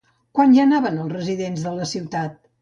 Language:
Catalan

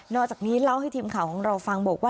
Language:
Thai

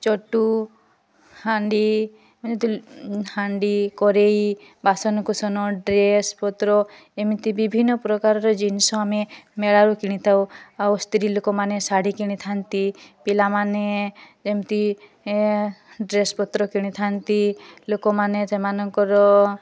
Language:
Odia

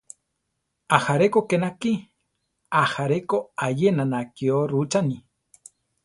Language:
Central Tarahumara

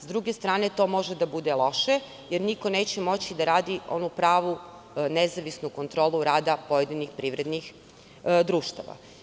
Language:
Serbian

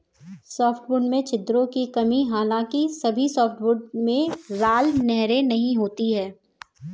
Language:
Hindi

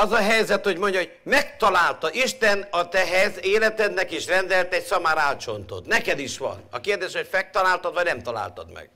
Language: Hungarian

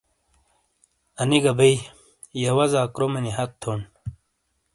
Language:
Shina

